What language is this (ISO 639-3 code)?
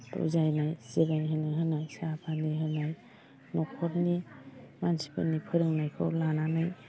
brx